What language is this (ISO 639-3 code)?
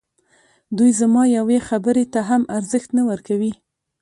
pus